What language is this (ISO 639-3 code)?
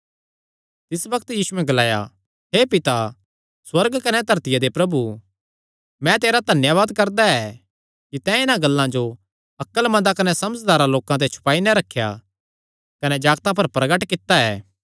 xnr